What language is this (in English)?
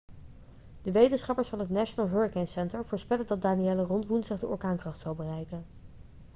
Dutch